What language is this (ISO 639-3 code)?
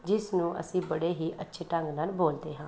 pan